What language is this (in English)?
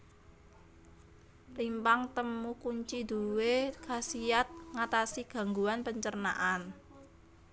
Javanese